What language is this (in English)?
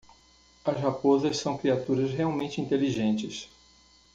Portuguese